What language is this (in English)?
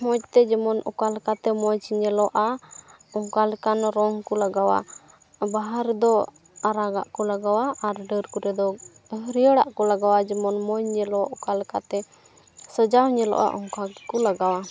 Santali